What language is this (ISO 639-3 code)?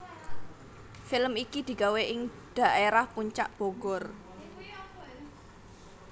jav